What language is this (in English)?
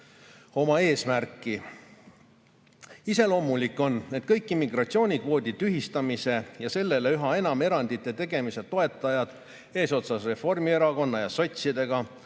Estonian